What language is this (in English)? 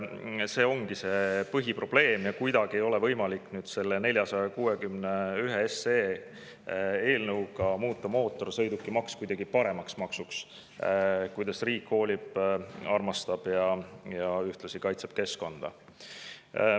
Estonian